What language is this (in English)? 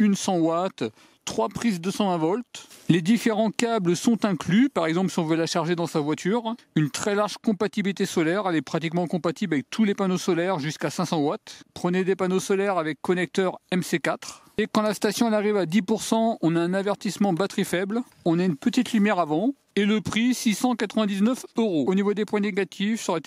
French